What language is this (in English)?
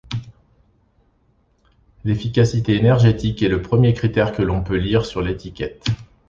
French